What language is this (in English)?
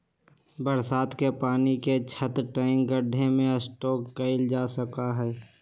Magahi